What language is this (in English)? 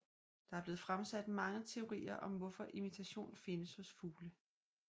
Danish